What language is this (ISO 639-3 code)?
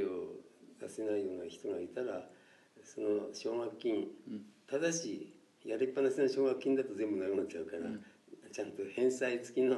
jpn